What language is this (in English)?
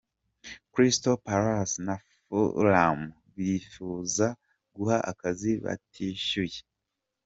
Kinyarwanda